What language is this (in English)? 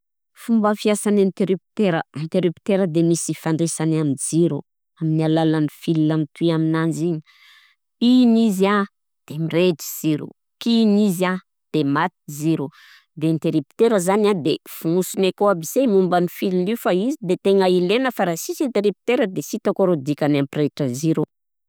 Southern Betsimisaraka Malagasy